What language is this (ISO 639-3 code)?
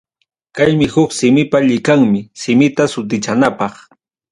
quy